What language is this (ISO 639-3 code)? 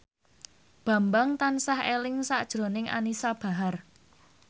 jav